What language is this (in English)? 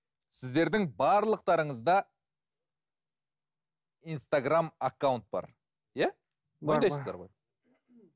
Kazakh